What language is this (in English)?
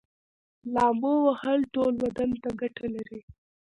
Pashto